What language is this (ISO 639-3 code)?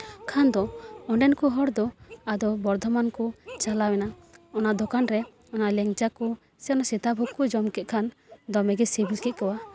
sat